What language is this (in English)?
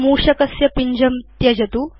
Sanskrit